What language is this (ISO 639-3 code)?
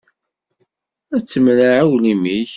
kab